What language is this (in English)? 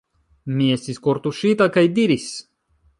Esperanto